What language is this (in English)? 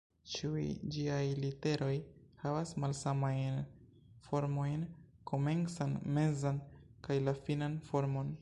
Esperanto